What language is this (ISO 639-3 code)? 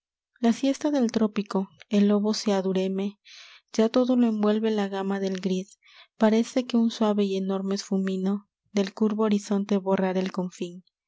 spa